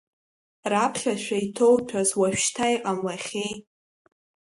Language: Abkhazian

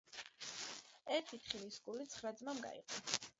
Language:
Georgian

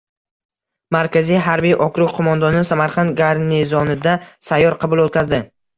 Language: Uzbek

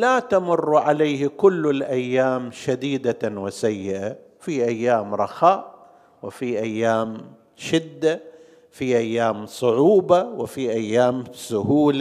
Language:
Arabic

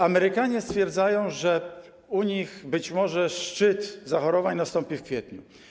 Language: Polish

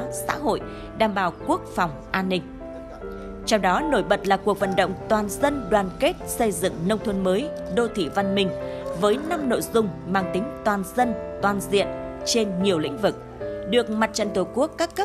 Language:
Vietnamese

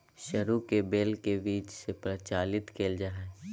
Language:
Magahi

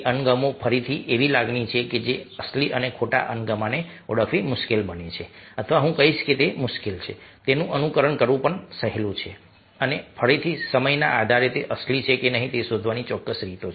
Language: Gujarati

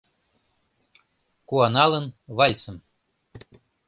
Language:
Mari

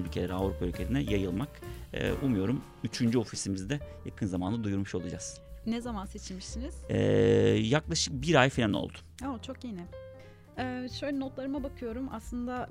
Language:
Turkish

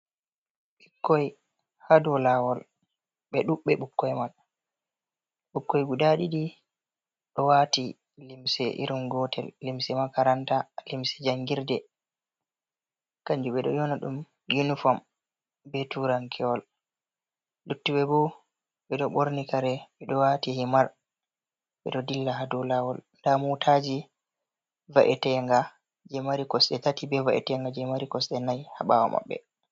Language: Fula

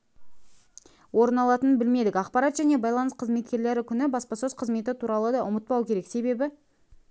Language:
Kazakh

